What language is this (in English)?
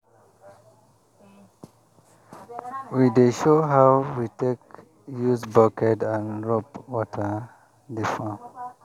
Nigerian Pidgin